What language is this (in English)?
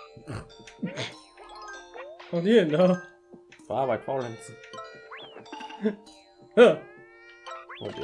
German